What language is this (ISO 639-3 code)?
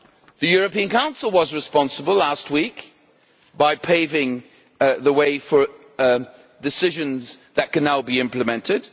eng